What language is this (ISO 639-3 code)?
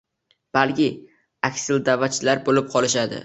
uzb